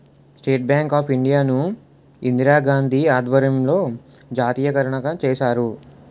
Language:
Telugu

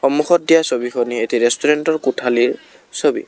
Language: Assamese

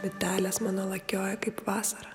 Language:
Lithuanian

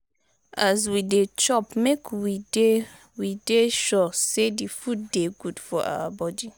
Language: Nigerian Pidgin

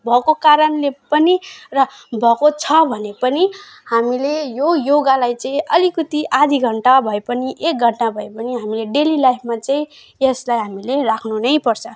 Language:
Nepali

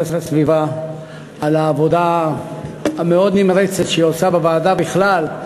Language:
Hebrew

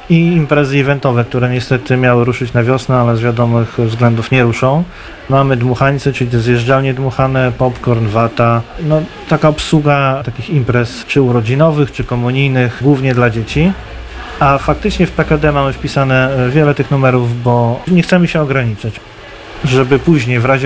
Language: Polish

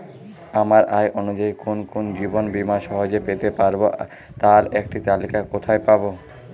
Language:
Bangla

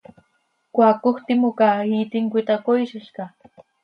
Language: Seri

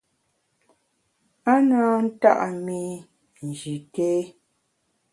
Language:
Bamun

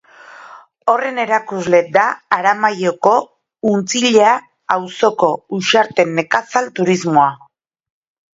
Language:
Basque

